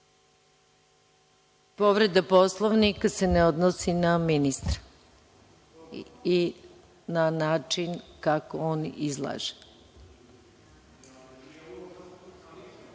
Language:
Serbian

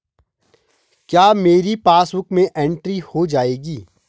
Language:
Hindi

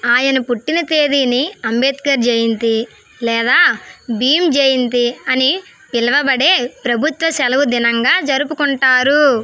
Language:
Telugu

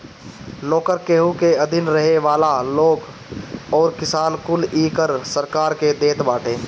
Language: Bhojpuri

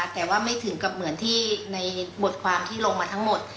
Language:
Thai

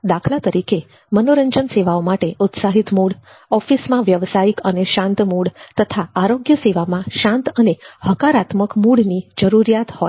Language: Gujarati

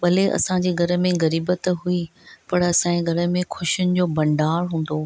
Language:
Sindhi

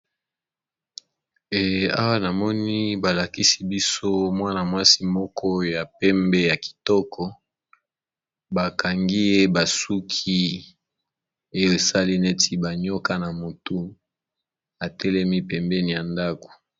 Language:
Lingala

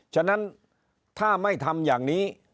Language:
Thai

